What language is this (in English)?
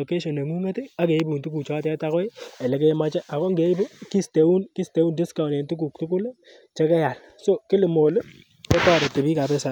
Kalenjin